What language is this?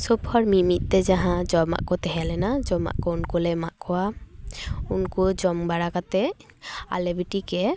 Santali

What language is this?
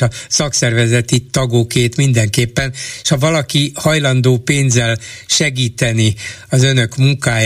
Hungarian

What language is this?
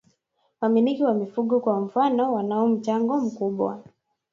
Swahili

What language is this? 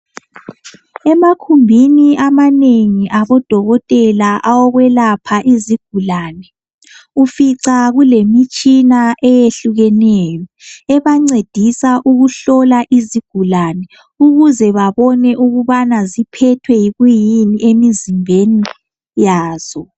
North Ndebele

